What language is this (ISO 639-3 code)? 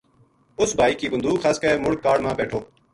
gju